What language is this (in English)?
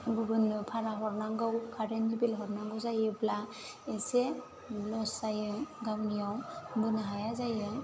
Bodo